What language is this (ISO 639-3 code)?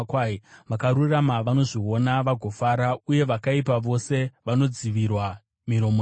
sna